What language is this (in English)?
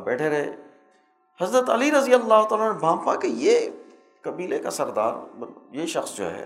Urdu